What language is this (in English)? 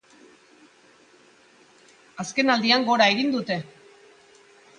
Basque